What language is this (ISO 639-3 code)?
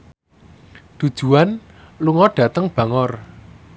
jav